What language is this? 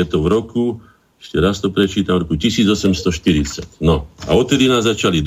Slovak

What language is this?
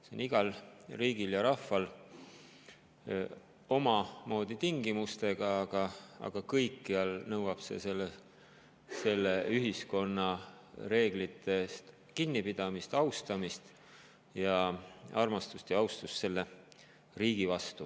Estonian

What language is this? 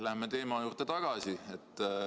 Estonian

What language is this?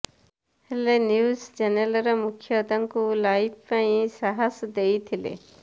Odia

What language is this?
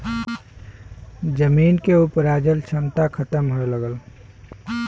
Bhojpuri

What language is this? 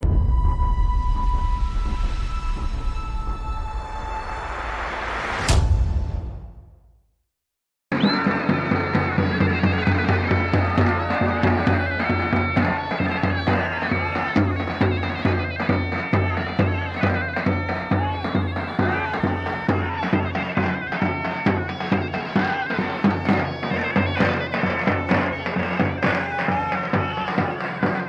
Turkish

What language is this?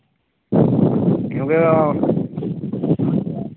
Dogri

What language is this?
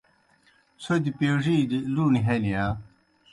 Kohistani Shina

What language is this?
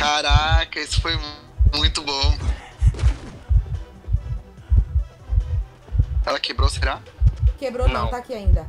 Portuguese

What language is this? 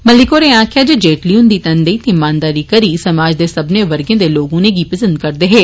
Dogri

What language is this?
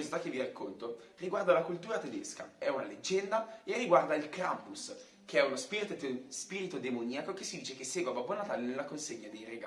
Italian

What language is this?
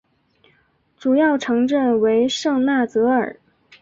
Chinese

